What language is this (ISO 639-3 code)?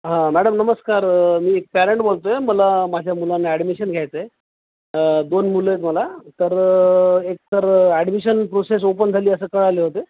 mar